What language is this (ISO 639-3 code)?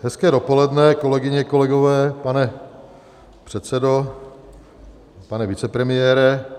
ces